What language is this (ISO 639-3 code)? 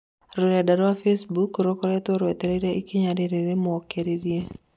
kik